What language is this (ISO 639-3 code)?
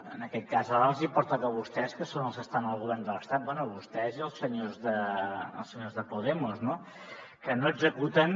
cat